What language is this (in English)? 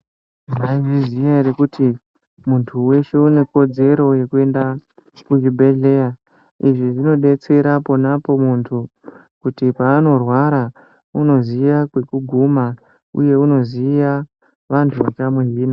Ndau